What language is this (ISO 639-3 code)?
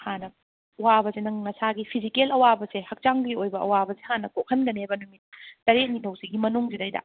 mni